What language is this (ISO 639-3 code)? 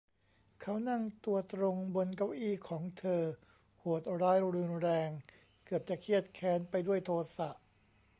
tha